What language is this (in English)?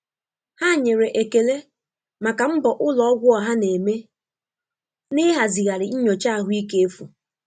Igbo